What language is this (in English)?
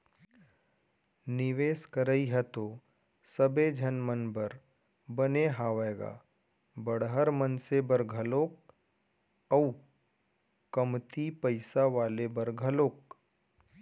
Chhattisgarhi